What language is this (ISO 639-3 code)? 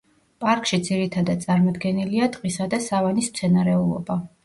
kat